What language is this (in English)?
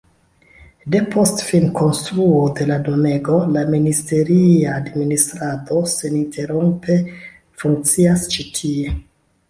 Esperanto